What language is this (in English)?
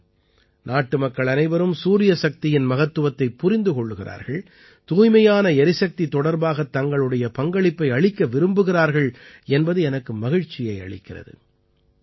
Tamil